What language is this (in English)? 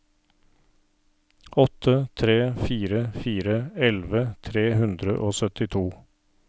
Norwegian